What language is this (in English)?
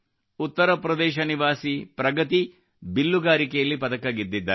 Kannada